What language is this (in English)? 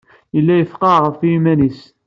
Kabyle